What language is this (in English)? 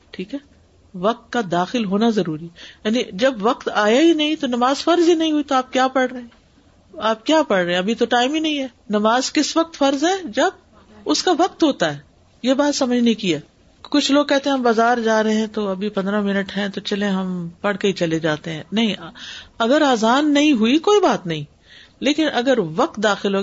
Urdu